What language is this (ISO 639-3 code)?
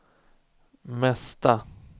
swe